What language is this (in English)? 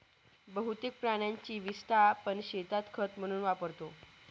Marathi